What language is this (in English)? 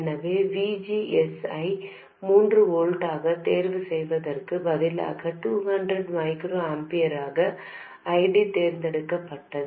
Tamil